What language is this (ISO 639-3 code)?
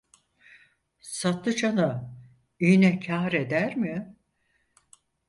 tur